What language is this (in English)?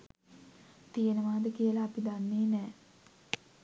Sinhala